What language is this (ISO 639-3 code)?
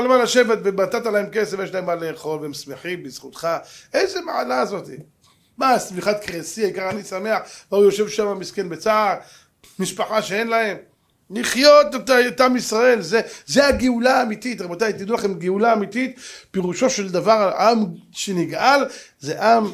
heb